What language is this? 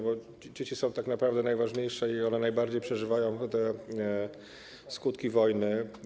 Polish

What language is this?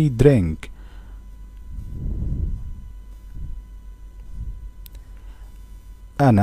Arabic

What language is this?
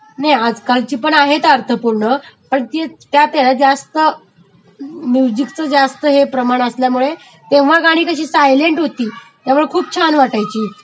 Marathi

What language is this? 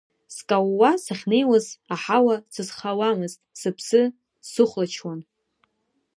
Abkhazian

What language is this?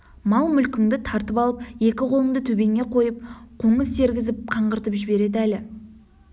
Kazakh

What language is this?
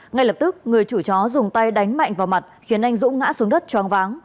Vietnamese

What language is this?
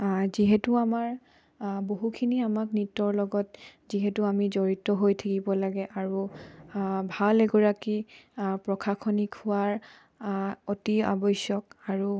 Assamese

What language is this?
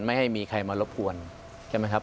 Thai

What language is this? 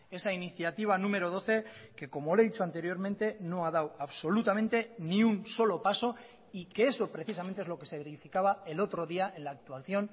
Spanish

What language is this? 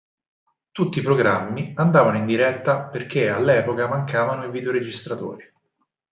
Italian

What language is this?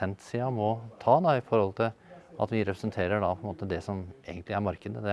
Norwegian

